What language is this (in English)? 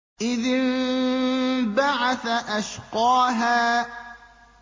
Arabic